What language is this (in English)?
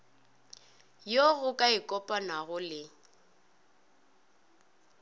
Northern Sotho